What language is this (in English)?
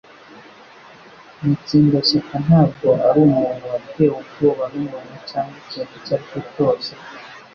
Kinyarwanda